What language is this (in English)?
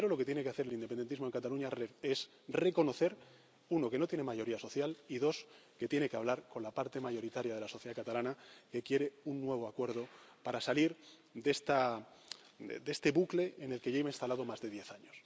Spanish